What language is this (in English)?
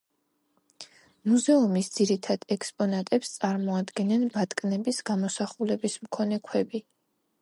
Georgian